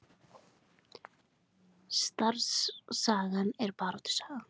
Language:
Icelandic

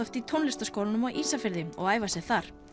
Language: Icelandic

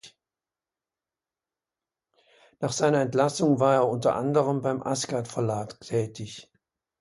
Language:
German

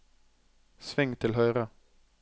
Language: Norwegian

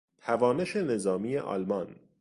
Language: Persian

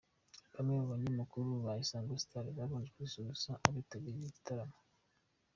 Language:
Kinyarwanda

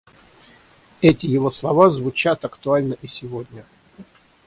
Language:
Russian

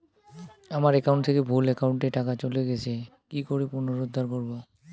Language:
Bangla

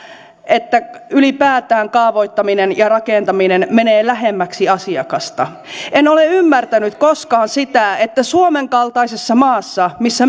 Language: Finnish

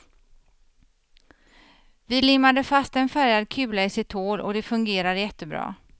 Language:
Swedish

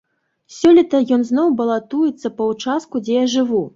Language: Belarusian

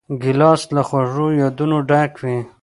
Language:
Pashto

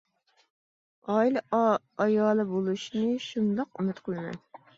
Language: Uyghur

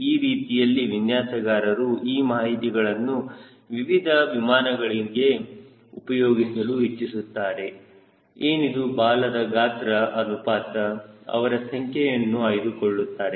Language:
Kannada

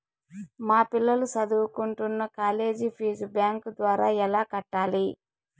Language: Telugu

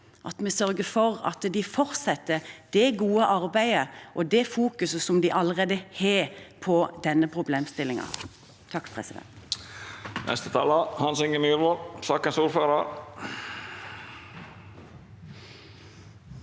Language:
Norwegian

